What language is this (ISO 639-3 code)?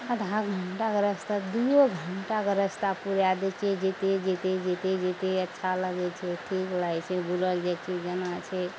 mai